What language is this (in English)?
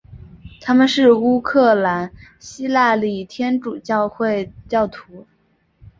Chinese